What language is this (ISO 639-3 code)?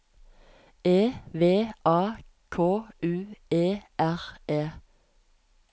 nor